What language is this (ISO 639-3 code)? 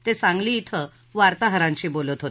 mar